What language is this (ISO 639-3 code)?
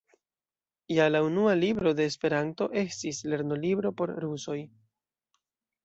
epo